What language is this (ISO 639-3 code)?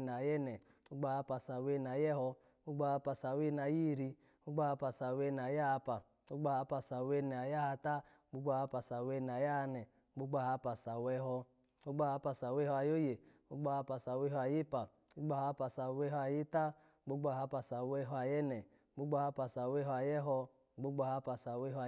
ala